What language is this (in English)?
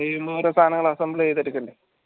Malayalam